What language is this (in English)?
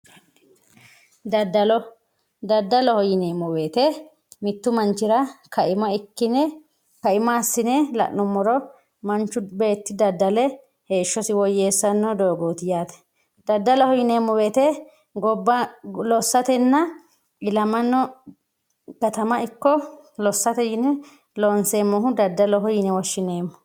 Sidamo